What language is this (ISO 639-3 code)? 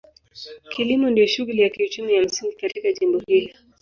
swa